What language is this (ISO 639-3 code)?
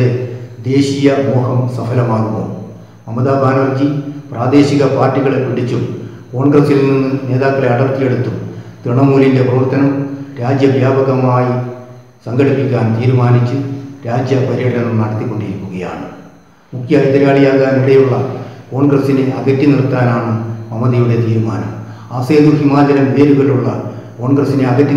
ron